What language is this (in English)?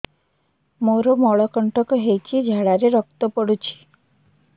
Odia